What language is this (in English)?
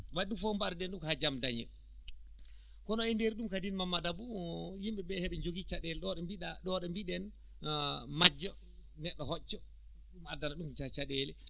Fula